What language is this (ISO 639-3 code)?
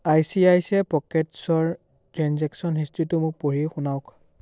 asm